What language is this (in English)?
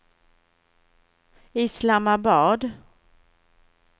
Swedish